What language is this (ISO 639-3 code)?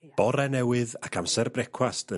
cym